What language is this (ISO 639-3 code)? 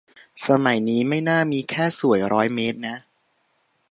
tha